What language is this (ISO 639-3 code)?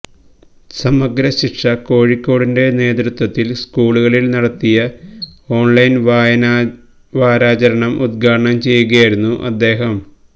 mal